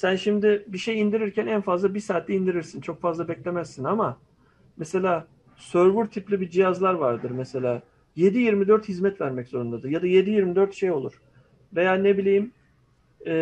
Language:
Turkish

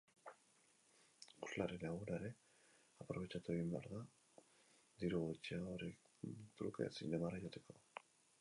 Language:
Basque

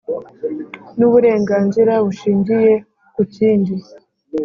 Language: Kinyarwanda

